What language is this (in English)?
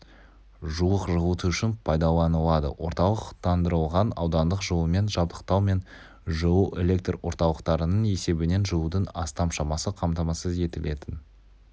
Kazakh